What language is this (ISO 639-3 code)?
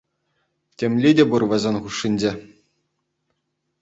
chv